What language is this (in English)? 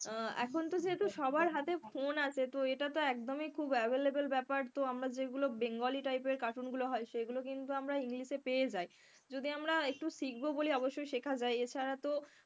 Bangla